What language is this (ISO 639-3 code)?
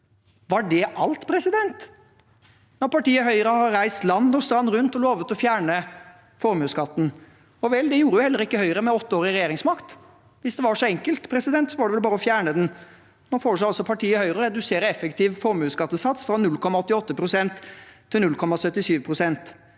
nor